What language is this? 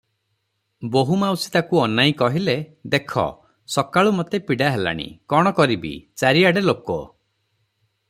Odia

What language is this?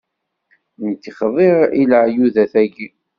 Kabyle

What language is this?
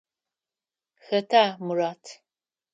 Adyghe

